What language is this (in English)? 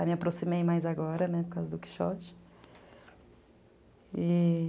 Portuguese